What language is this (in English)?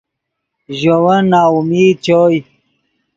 Yidgha